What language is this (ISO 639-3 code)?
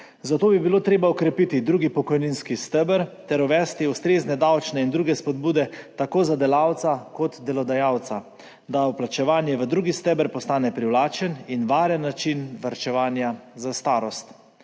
slv